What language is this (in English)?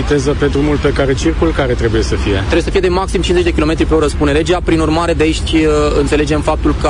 Romanian